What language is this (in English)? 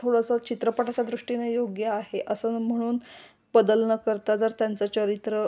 Marathi